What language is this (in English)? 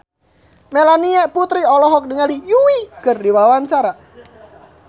Sundanese